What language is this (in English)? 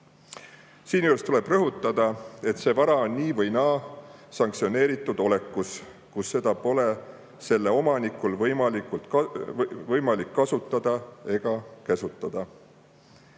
Estonian